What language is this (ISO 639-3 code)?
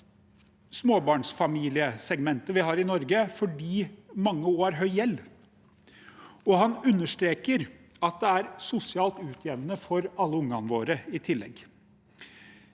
nor